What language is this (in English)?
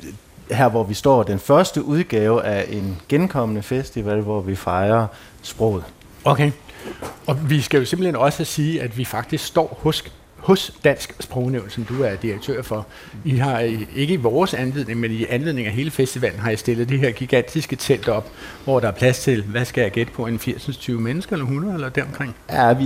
Danish